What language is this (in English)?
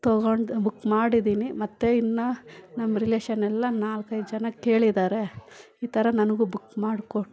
Kannada